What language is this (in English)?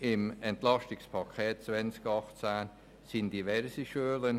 Swiss German